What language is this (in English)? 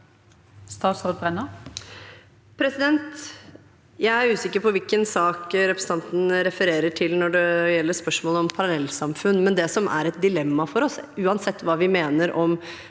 Norwegian